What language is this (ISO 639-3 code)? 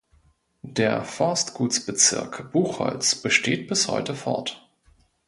deu